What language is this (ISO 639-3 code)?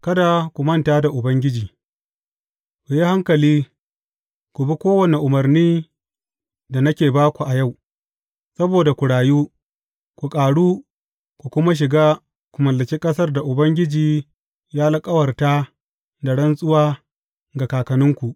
hau